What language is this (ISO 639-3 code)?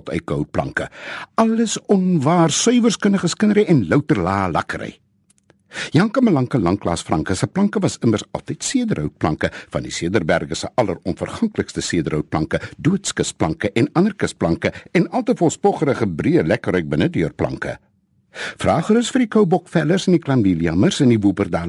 nld